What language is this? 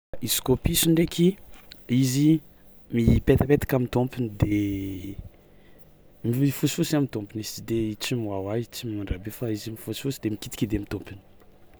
Tsimihety Malagasy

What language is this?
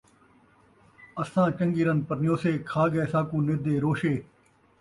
Saraiki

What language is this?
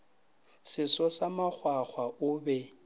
Northern Sotho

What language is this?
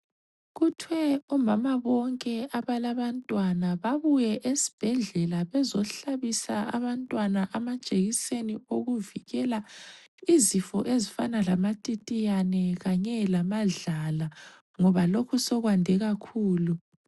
North Ndebele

